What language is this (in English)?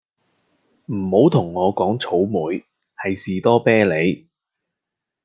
Cantonese